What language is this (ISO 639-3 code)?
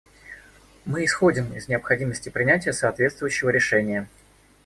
rus